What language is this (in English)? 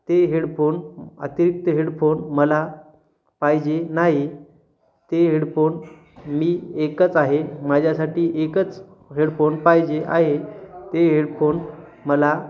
Marathi